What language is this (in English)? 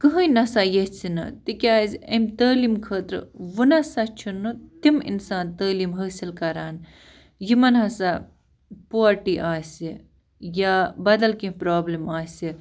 Kashmiri